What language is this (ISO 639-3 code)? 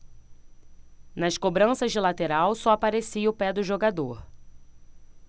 por